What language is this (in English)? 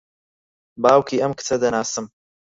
Central Kurdish